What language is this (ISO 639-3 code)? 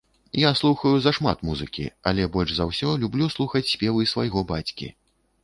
bel